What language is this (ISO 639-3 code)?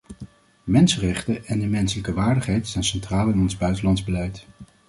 nld